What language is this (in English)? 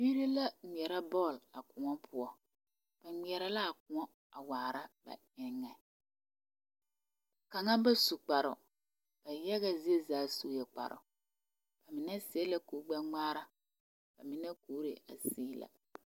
Southern Dagaare